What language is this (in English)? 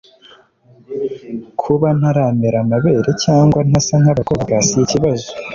Kinyarwanda